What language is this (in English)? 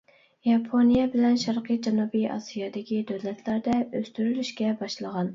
Uyghur